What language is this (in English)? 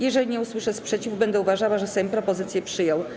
Polish